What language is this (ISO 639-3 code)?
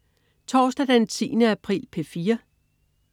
dan